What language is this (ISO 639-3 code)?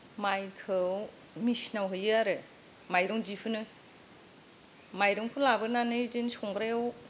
brx